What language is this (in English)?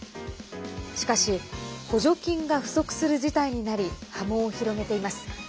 Japanese